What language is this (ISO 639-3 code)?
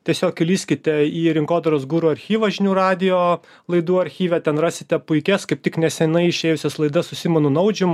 lit